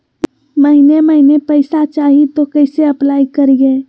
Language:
Magahi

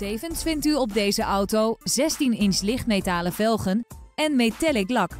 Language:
Dutch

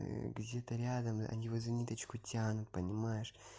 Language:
Russian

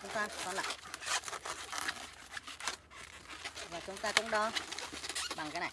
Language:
Vietnamese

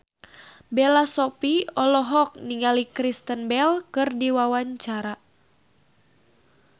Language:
Sundanese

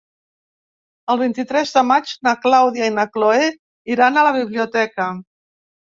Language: Catalan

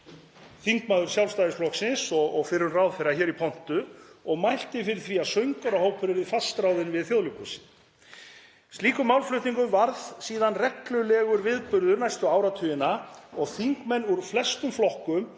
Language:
Icelandic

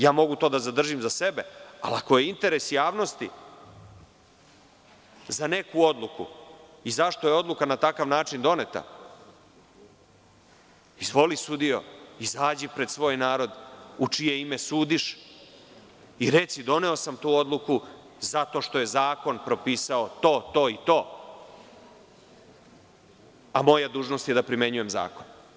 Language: Serbian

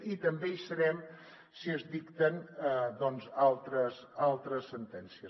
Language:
Catalan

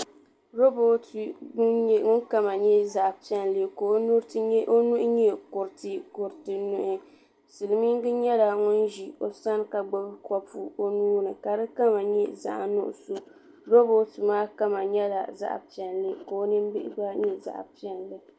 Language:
Dagbani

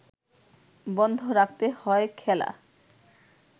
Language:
Bangla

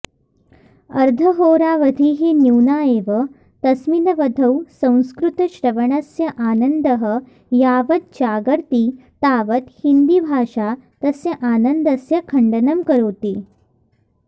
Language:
Sanskrit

